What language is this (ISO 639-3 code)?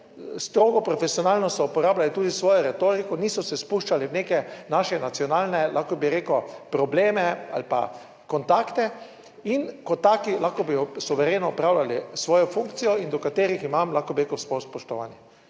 slv